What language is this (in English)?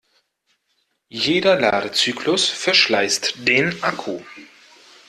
German